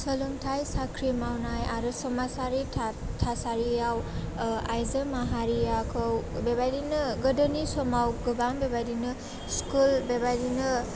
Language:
Bodo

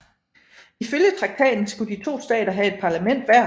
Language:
Danish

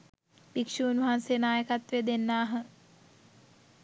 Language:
Sinhala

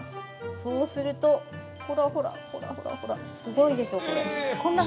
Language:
Japanese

